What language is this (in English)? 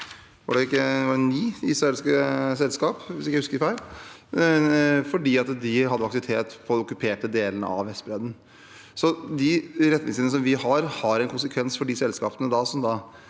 Norwegian